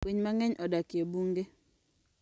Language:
Luo (Kenya and Tanzania)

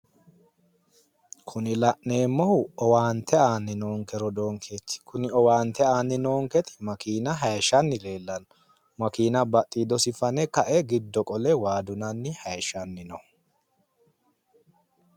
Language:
Sidamo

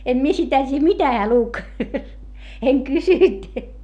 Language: Finnish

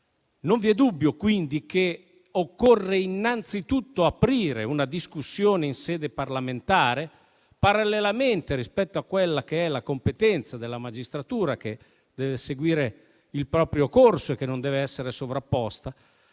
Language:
Italian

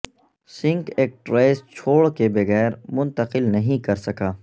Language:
Urdu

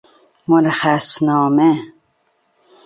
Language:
Persian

